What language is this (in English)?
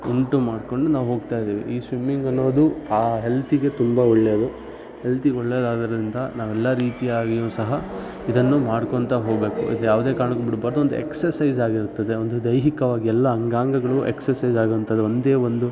Kannada